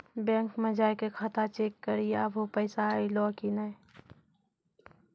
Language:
Maithili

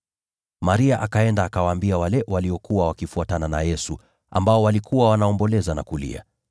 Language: Swahili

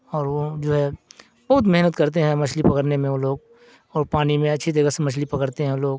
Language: Urdu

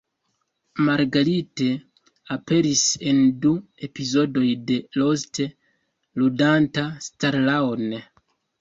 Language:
Esperanto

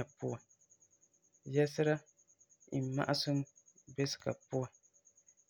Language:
Frafra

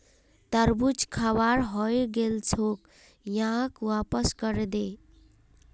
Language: Magahi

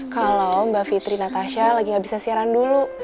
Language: Indonesian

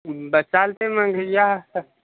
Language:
Marathi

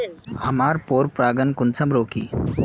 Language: Magahi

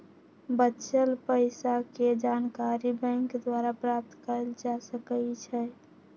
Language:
Magahi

